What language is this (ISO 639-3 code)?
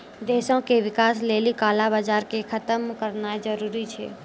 mai